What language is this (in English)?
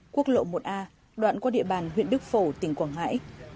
Vietnamese